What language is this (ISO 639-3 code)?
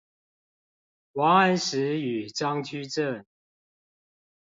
zho